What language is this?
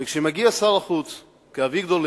Hebrew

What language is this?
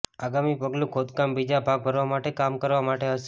Gujarati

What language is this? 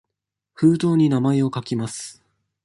Japanese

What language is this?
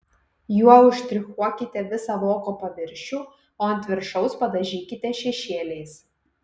Lithuanian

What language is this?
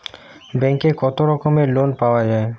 Bangla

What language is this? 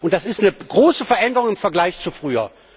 German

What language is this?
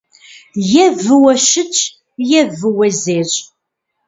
Kabardian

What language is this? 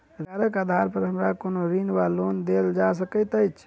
Maithili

